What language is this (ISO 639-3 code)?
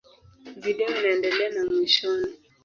swa